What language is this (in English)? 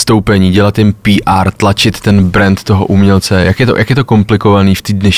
Czech